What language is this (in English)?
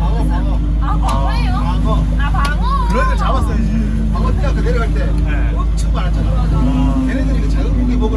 Korean